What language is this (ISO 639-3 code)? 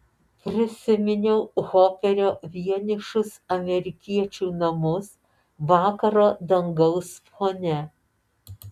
lit